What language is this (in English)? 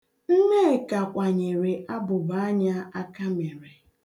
Igbo